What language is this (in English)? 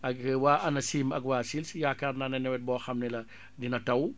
Wolof